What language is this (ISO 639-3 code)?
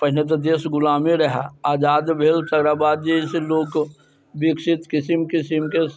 mai